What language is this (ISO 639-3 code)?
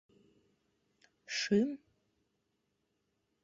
chm